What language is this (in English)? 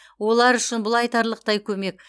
Kazakh